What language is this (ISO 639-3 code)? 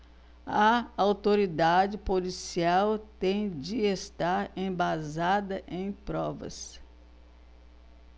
por